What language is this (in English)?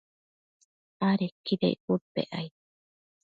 Matsés